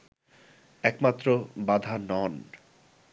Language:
Bangla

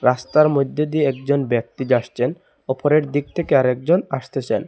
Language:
Bangla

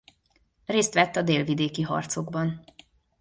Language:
Hungarian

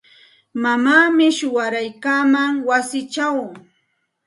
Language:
Santa Ana de Tusi Pasco Quechua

